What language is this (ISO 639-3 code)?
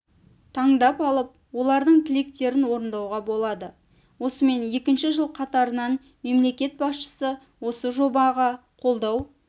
kaz